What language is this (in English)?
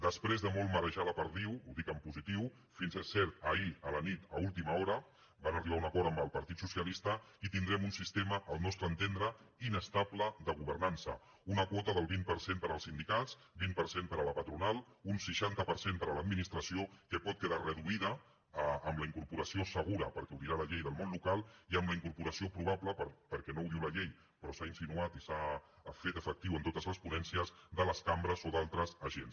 Catalan